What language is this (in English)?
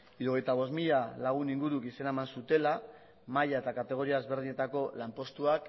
Basque